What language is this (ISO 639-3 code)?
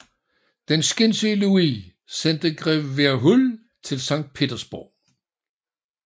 dan